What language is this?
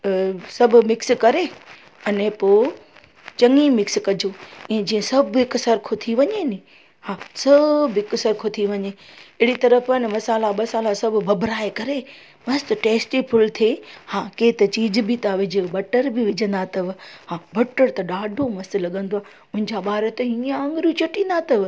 Sindhi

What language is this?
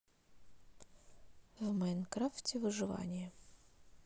Russian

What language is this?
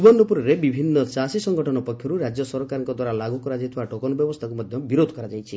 Odia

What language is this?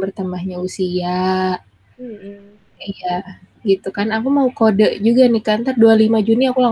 Indonesian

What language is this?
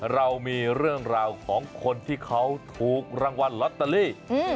Thai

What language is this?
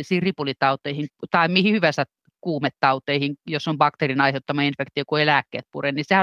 Finnish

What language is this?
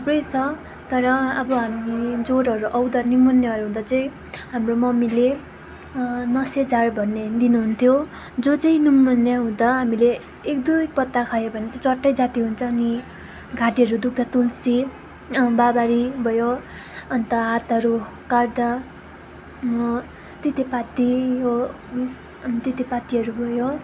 Nepali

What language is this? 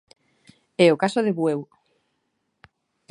Galician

